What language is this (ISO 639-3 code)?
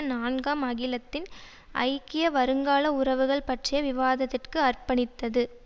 tam